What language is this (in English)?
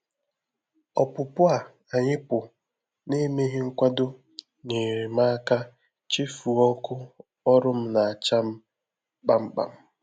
Igbo